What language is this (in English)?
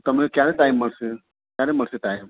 Gujarati